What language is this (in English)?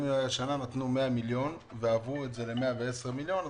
Hebrew